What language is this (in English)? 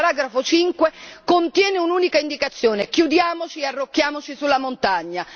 Italian